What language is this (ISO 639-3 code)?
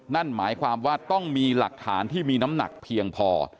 tha